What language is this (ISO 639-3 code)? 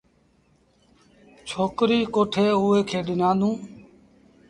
sbn